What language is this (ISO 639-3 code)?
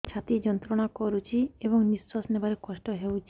ori